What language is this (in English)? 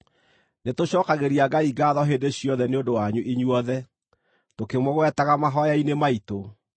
Kikuyu